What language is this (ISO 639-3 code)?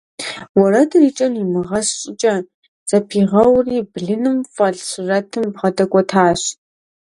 kbd